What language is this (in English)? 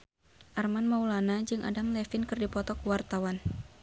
Sundanese